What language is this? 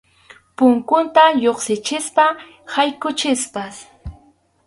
Arequipa-La Unión Quechua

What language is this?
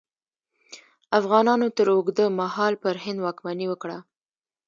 Pashto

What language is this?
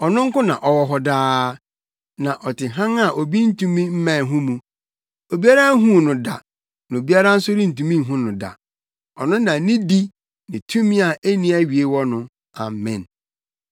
Akan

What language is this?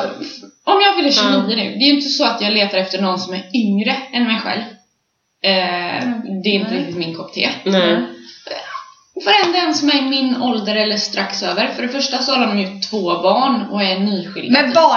Swedish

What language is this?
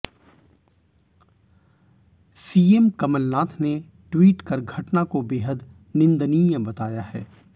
Hindi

